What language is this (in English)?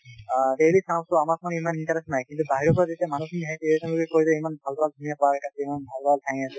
Assamese